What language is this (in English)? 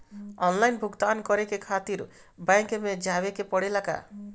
Bhojpuri